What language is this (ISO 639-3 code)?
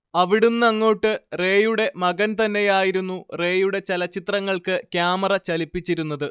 mal